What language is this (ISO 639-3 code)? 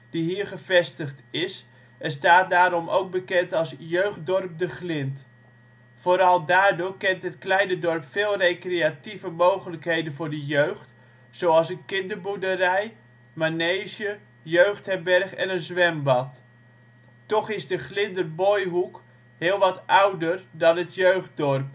nld